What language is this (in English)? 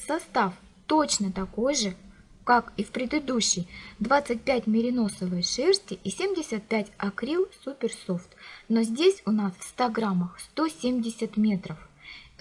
Russian